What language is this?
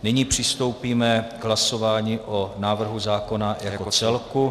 Czech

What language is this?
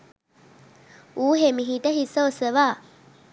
Sinhala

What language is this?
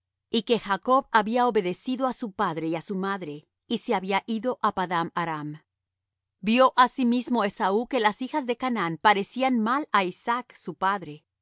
Spanish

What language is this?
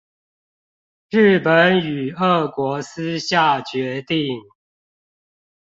Chinese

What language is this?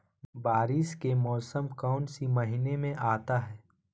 Magahi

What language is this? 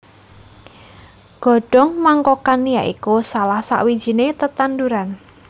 Javanese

